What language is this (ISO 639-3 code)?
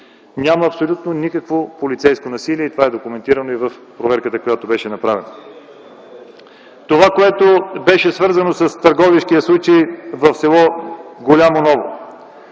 bul